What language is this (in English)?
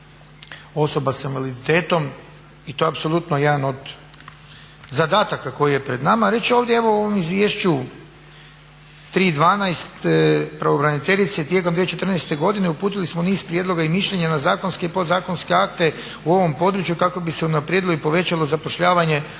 Croatian